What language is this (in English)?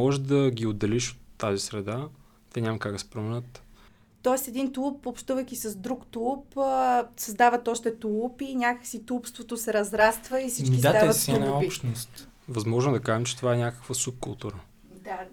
Bulgarian